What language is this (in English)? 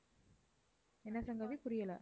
Tamil